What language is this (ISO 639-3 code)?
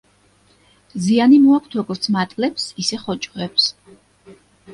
kat